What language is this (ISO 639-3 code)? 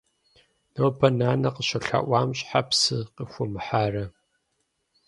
kbd